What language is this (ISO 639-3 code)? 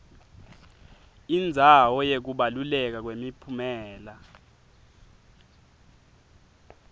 ssw